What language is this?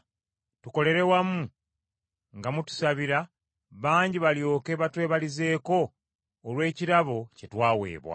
Ganda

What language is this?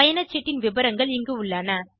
Tamil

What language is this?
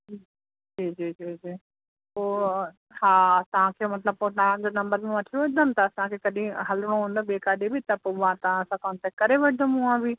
Sindhi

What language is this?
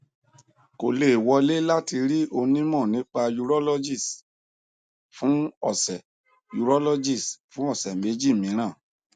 Yoruba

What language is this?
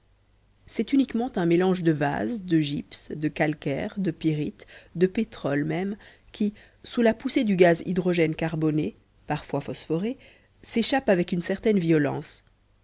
French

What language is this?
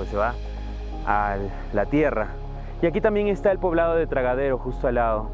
Spanish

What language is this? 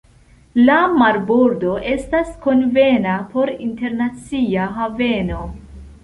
Esperanto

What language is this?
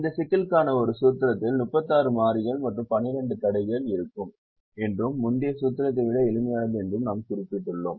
Tamil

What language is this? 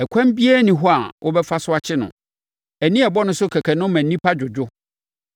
Akan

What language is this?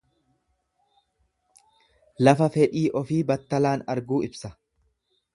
Oromo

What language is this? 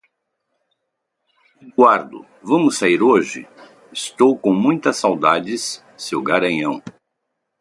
Portuguese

